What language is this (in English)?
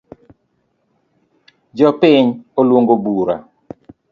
Luo (Kenya and Tanzania)